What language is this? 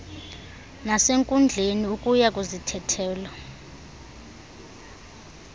Xhosa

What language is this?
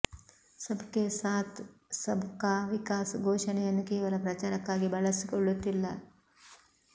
Kannada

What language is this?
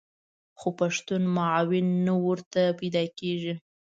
Pashto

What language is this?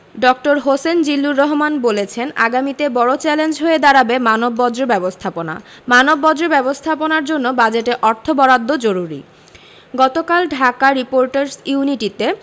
Bangla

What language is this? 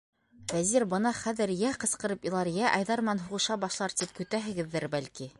Bashkir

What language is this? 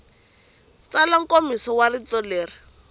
Tsonga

